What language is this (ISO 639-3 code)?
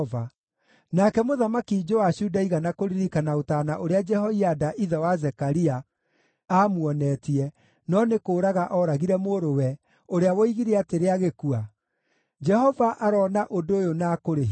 kik